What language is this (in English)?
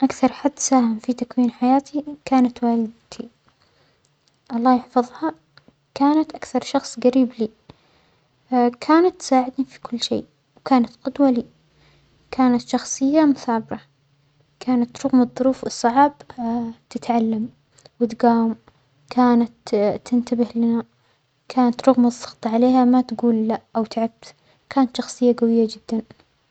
Omani Arabic